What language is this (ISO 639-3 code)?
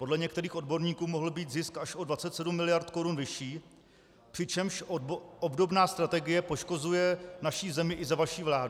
ces